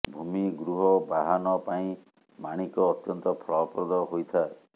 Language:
Odia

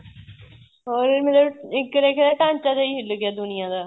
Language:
Punjabi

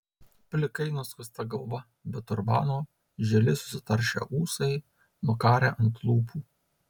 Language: Lithuanian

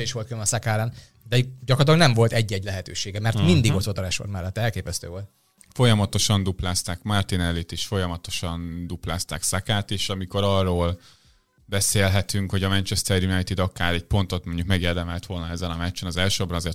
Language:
Hungarian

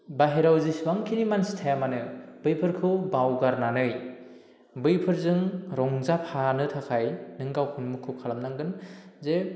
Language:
Bodo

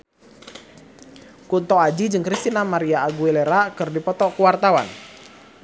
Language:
Sundanese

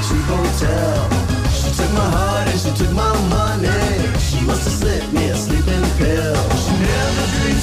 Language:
Hebrew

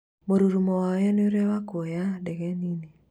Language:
Kikuyu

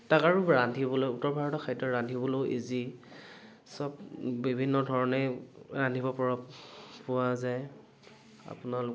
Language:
Assamese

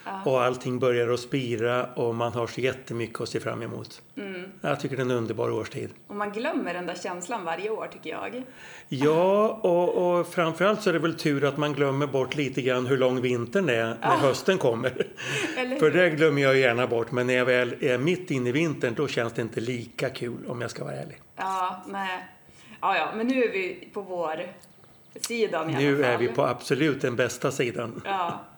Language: Swedish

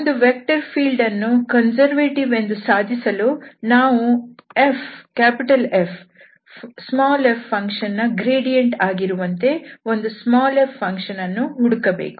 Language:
Kannada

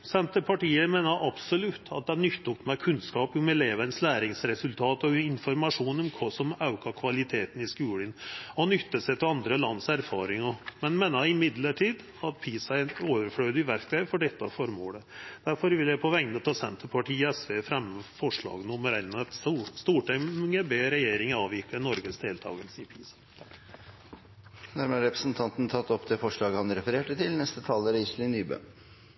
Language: Norwegian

